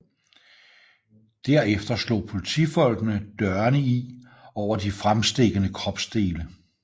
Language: Danish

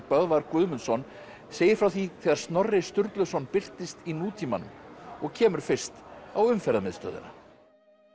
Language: Icelandic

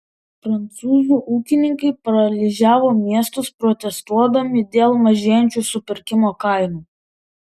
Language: Lithuanian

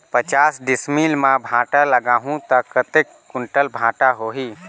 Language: Chhattisgarhi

